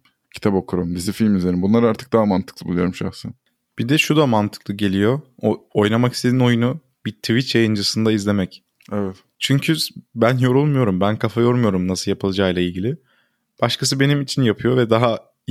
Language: Turkish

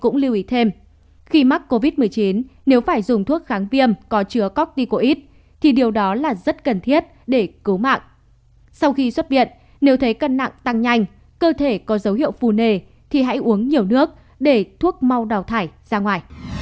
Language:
Vietnamese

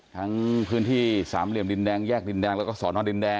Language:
Thai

